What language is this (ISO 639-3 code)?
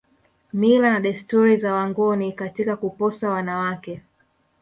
swa